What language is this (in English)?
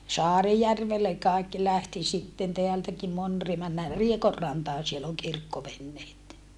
Finnish